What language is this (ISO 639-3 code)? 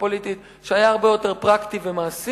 heb